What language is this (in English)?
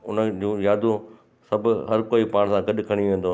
Sindhi